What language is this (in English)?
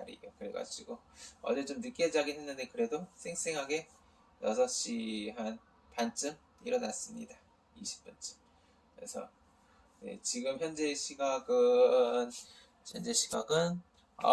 Korean